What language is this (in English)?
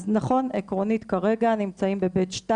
Hebrew